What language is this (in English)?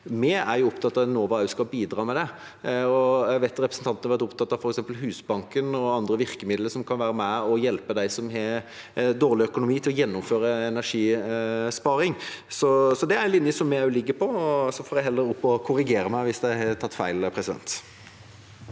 Norwegian